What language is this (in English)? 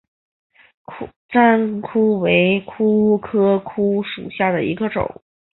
Chinese